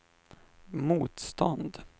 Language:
Swedish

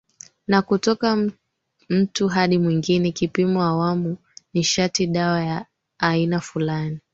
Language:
Swahili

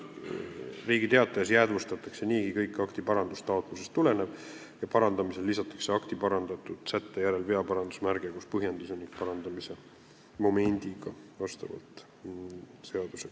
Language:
Estonian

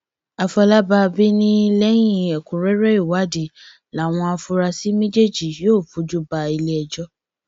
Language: Yoruba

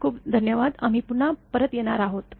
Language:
Marathi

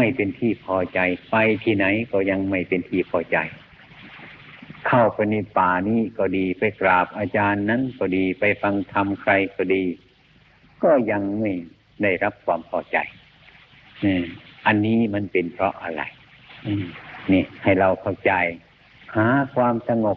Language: Thai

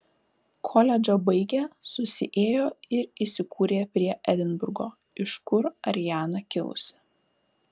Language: Lithuanian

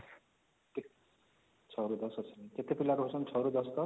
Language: Odia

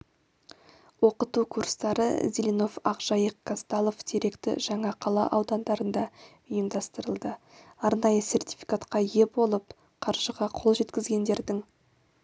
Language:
Kazakh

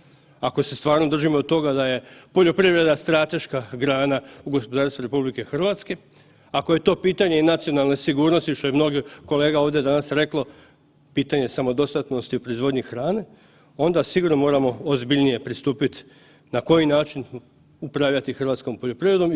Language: Croatian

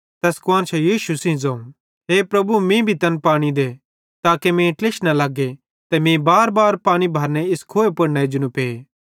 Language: Bhadrawahi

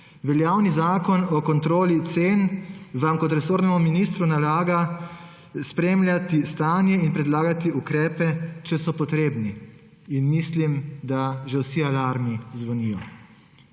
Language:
Slovenian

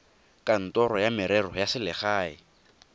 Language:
Tswana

